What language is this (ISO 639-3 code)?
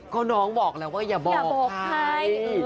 tha